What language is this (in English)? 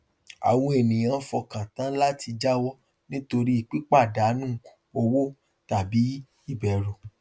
Yoruba